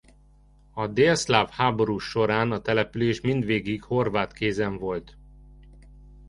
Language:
Hungarian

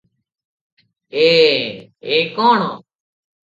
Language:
Odia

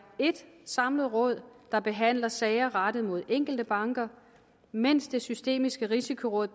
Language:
Danish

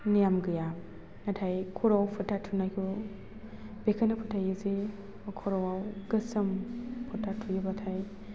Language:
Bodo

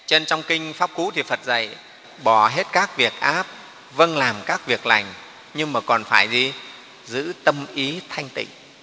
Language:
Vietnamese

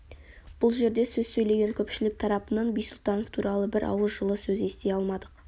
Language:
Kazakh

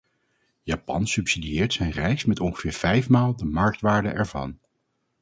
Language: Dutch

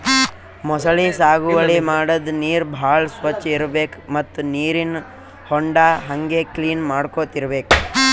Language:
Kannada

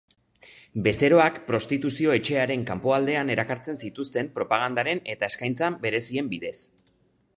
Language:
Basque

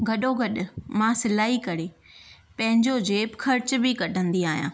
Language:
Sindhi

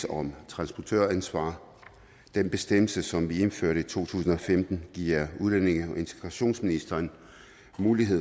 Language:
Danish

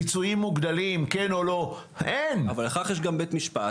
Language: Hebrew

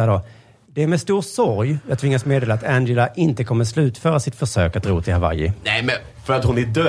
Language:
Swedish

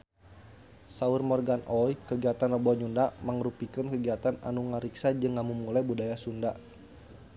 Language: Sundanese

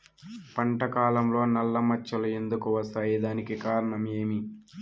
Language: Telugu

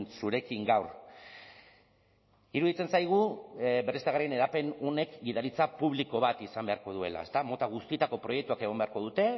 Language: Basque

